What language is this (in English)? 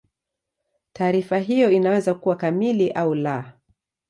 Swahili